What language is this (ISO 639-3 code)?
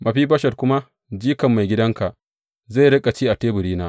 hau